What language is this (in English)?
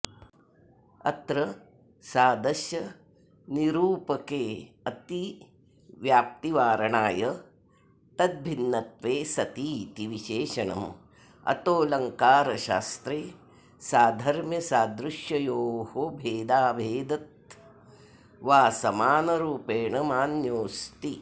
Sanskrit